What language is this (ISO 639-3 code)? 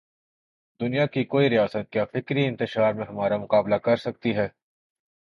urd